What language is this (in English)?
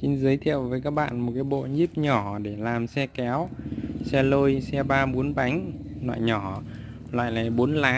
Vietnamese